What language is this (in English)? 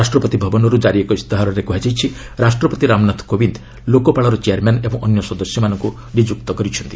Odia